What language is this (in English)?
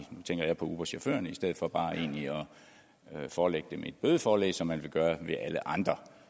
Danish